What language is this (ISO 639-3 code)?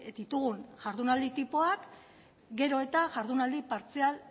eus